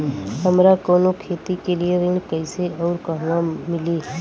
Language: Bhojpuri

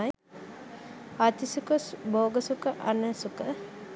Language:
Sinhala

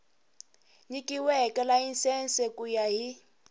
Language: Tsonga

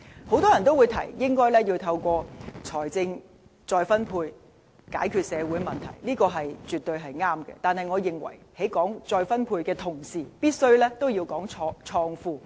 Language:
Cantonese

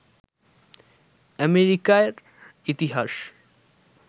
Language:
Bangla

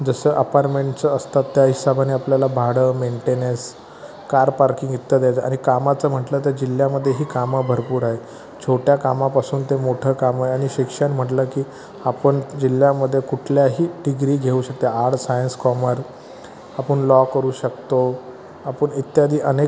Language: Marathi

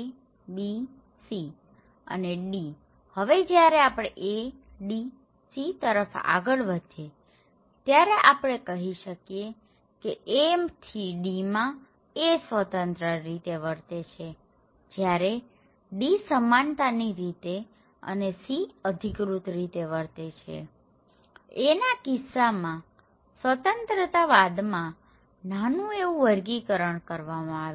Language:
Gujarati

